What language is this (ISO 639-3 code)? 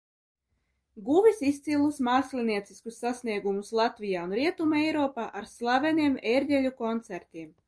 lav